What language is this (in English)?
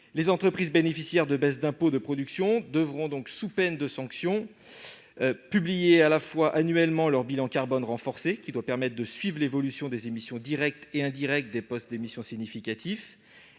French